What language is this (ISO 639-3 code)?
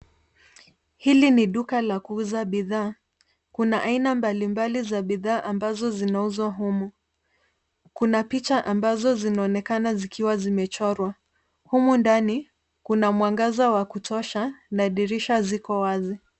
swa